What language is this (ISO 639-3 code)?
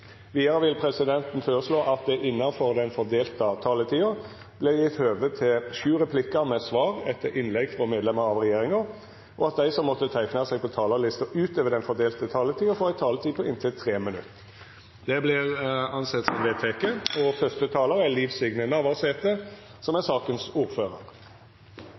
nor